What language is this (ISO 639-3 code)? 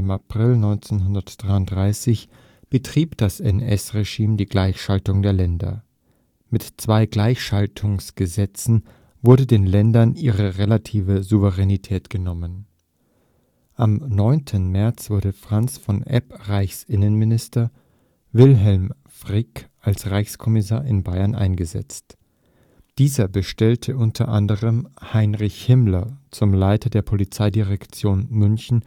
deu